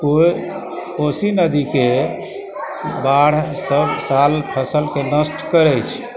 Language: Maithili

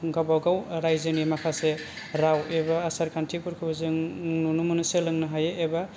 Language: Bodo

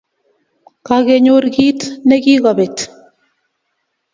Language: Kalenjin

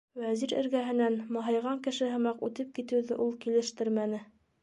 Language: Bashkir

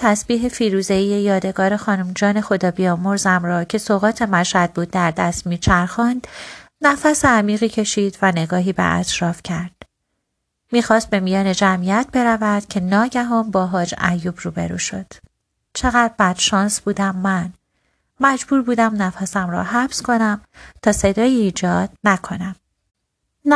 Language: Persian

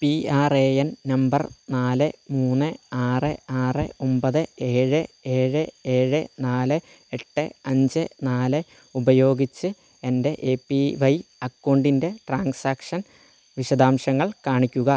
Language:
Malayalam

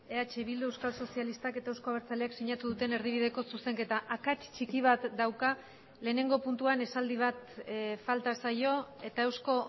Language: Basque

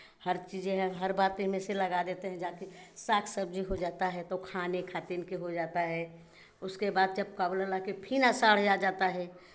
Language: Hindi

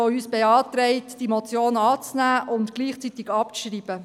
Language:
Swiss German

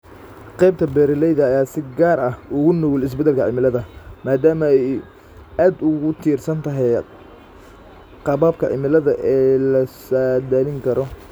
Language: Somali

